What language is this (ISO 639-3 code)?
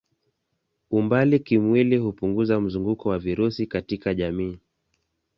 swa